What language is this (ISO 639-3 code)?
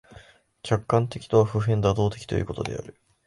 jpn